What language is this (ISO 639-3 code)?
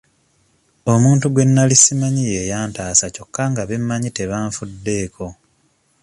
lug